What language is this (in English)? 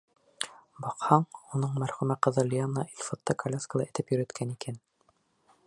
Bashkir